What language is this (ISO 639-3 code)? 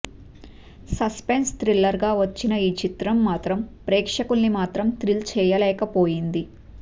tel